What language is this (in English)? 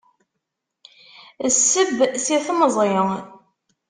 Kabyle